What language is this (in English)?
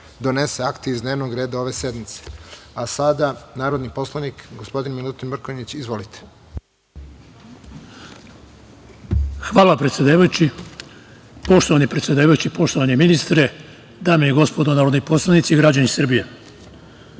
Serbian